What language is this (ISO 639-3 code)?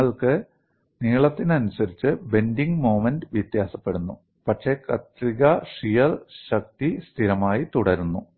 mal